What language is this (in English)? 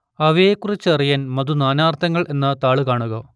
Malayalam